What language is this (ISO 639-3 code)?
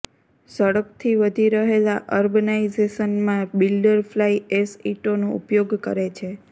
guj